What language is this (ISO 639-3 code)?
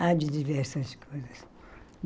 por